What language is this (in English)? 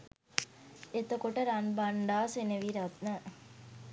Sinhala